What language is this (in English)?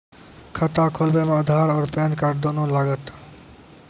Maithili